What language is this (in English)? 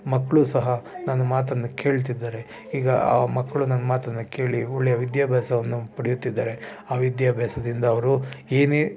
Kannada